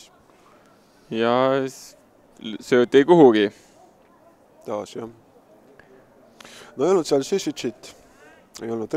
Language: Italian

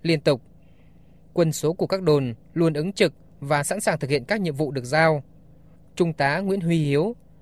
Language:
Vietnamese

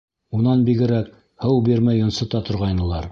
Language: Bashkir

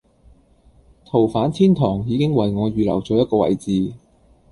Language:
Cantonese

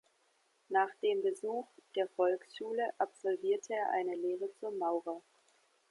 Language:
German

